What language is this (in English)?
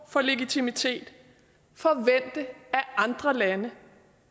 Danish